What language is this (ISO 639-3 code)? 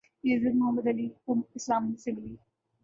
urd